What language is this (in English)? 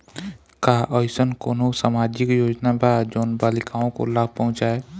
Bhojpuri